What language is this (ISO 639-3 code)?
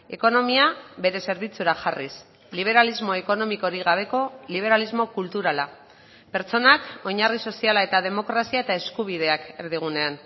eus